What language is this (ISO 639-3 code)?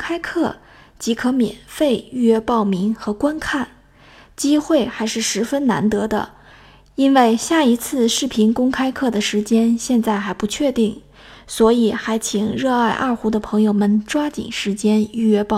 zho